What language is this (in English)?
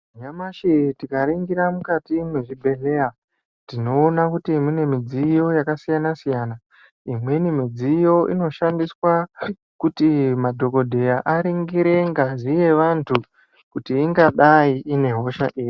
Ndau